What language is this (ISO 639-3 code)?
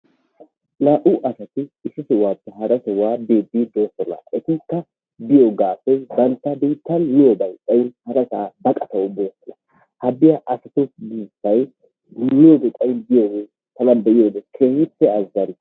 wal